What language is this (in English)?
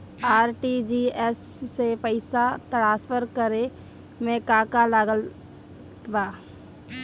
Bhojpuri